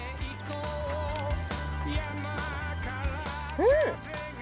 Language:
Japanese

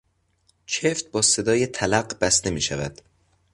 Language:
Persian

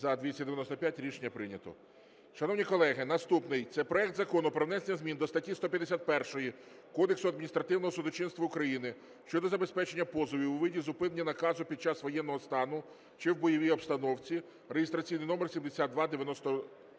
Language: Ukrainian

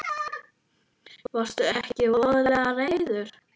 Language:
Icelandic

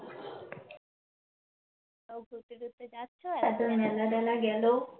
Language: Bangla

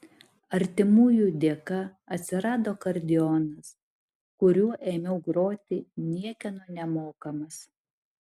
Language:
Lithuanian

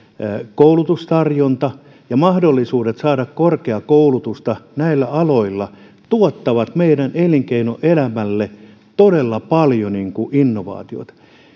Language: Finnish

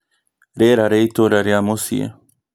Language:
Kikuyu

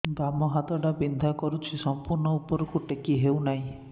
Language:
Odia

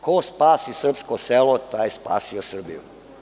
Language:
Serbian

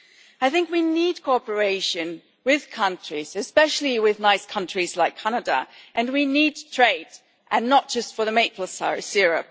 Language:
English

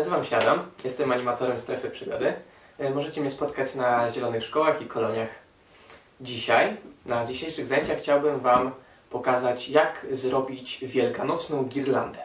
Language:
Polish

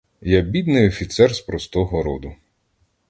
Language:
Ukrainian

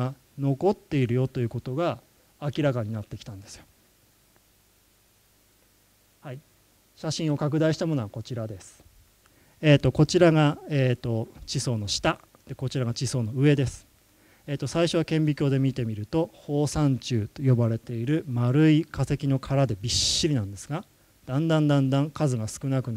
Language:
Japanese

